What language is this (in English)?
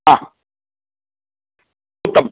Sanskrit